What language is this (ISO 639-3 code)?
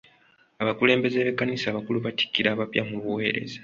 lug